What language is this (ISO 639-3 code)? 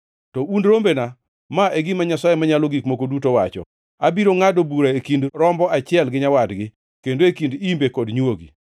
luo